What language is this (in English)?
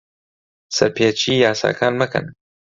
Central Kurdish